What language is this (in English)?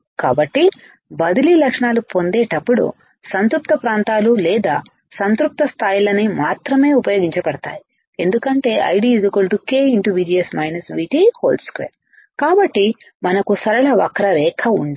Telugu